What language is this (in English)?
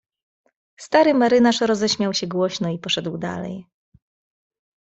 Polish